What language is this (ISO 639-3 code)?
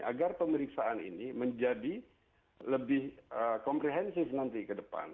ind